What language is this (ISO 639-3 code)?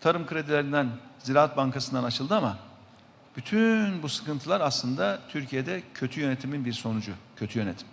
tur